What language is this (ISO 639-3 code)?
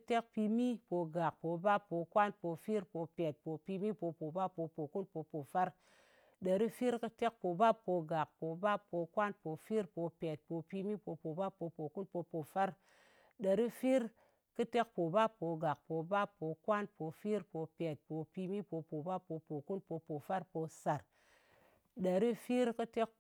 anc